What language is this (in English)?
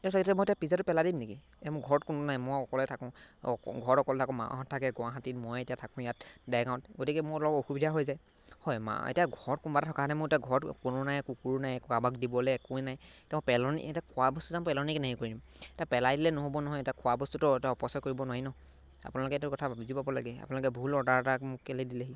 Assamese